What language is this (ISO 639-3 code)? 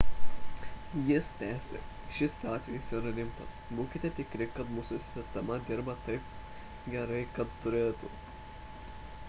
lit